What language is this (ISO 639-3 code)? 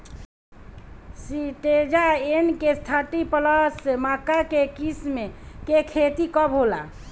bho